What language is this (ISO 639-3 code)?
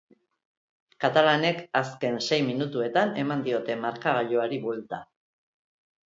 eus